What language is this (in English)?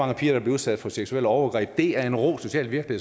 Danish